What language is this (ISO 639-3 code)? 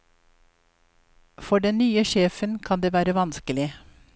nor